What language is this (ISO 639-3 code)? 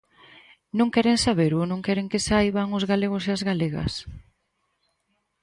glg